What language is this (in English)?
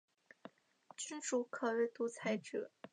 Chinese